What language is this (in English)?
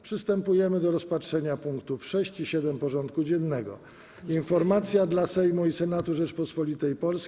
Polish